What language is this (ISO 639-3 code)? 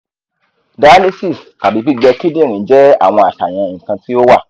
yor